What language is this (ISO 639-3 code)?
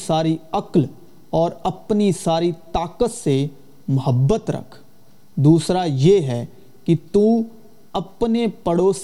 urd